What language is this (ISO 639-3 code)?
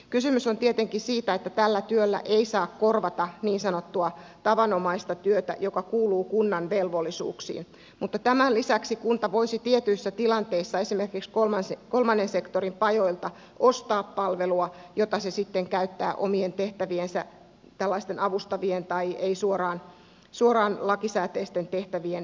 fin